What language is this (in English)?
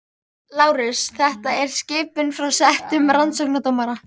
Icelandic